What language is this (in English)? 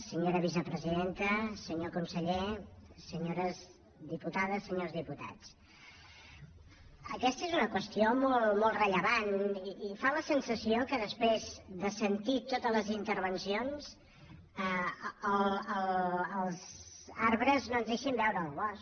Catalan